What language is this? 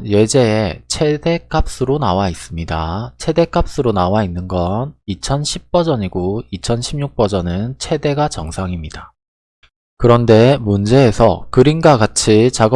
Korean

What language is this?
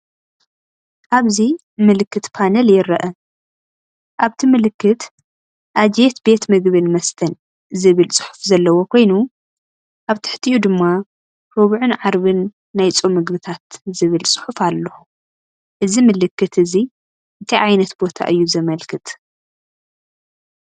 Tigrinya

